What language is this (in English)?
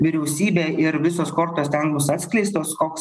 Lithuanian